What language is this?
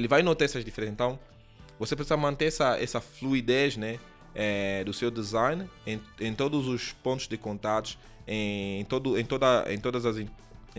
Portuguese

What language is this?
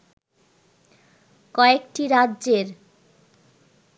Bangla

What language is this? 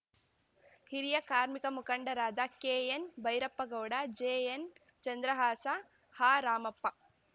Kannada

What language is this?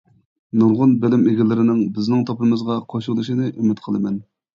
Uyghur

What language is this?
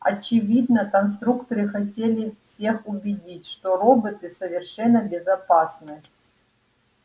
Russian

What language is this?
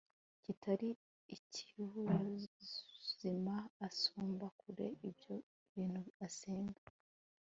Kinyarwanda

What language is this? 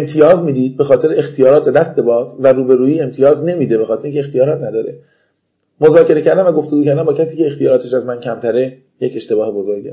Persian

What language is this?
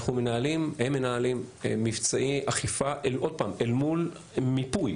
Hebrew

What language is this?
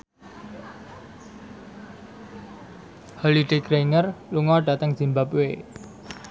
Javanese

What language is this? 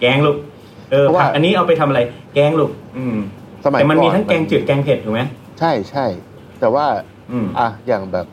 Thai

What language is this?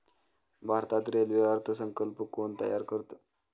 Marathi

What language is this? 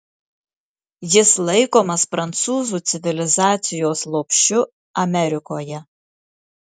Lithuanian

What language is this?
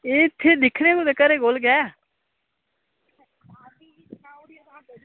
Dogri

